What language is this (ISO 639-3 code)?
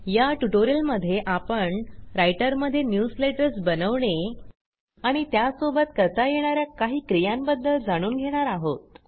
mar